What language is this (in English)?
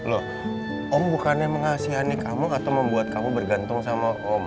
Indonesian